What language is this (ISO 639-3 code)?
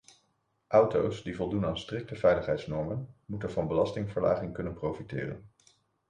nld